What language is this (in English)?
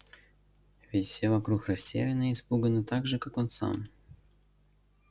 Russian